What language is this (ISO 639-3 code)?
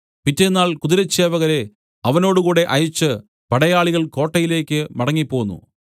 mal